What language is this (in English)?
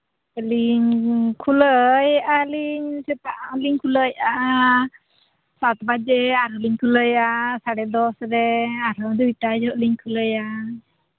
Santali